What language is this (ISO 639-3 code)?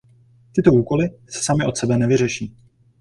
ces